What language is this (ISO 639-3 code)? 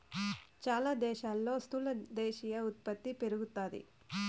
tel